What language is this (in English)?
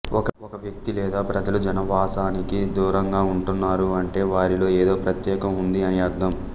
Telugu